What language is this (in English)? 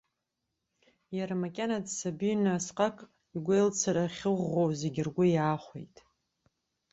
Abkhazian